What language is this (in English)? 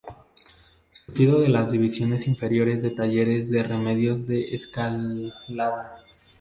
Spanish